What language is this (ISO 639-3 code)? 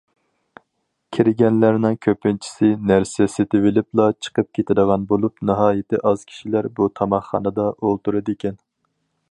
uig